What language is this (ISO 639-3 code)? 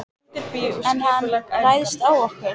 isl